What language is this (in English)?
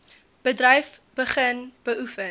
Afrikaans